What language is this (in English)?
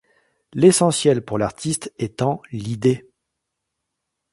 French